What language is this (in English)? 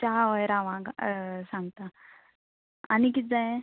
Konkani